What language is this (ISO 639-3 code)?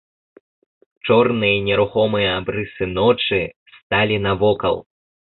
bel